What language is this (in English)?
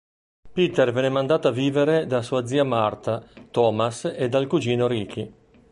Italian